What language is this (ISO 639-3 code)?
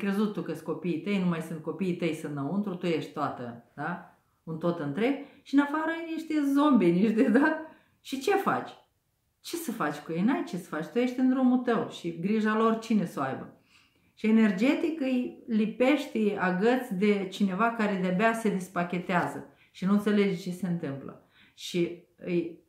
ron